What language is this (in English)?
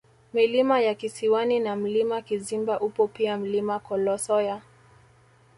Swahili